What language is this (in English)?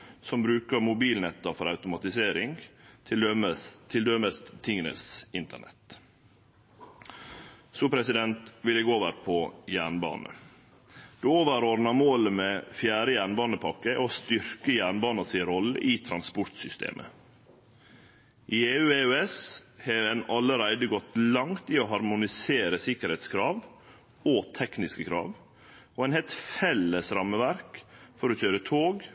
Norwegian Nynorsk